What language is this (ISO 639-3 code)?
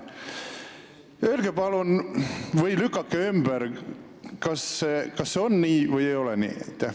est